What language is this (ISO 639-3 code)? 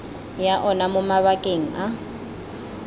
tsn